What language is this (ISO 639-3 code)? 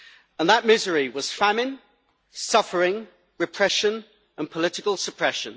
eng